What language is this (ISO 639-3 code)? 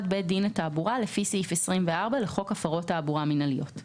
heb